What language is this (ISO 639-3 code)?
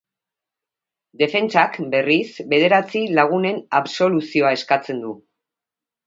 eus